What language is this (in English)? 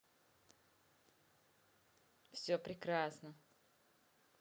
Russian